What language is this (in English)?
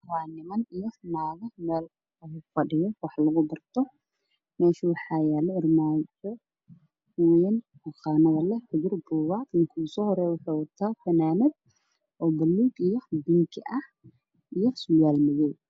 Somali